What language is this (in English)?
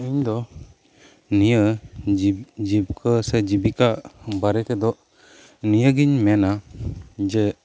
Santali